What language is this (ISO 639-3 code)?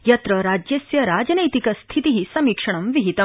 san